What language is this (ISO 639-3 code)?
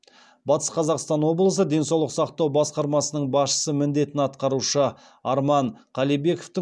kaz